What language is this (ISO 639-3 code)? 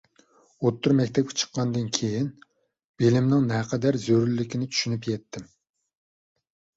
uig